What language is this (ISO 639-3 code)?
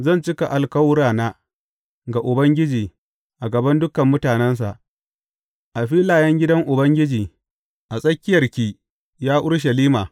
hau